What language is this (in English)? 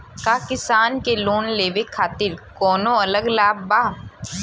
Bhojpuri